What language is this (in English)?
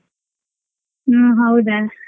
Kannada